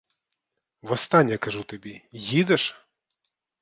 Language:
Ukrainian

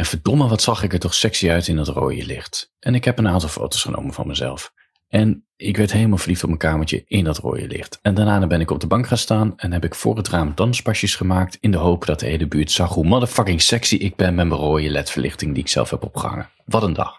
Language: Dutch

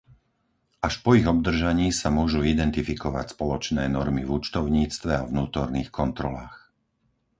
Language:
Slovak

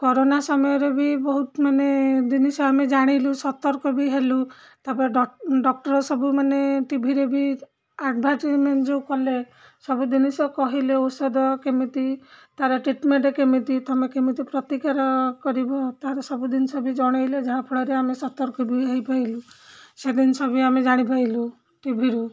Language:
Odia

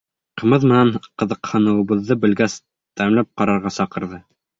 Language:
Bashkir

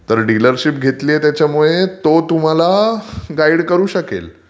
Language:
Marathi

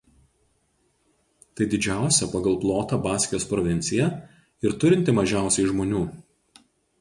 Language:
Lithuanian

